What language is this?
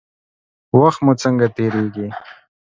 Pashto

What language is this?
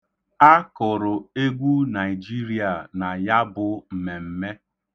Igbo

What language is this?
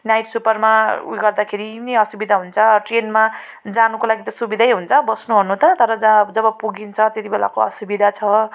Nepali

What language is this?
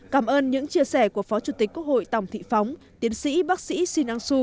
Vietnamese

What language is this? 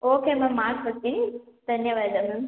Kannada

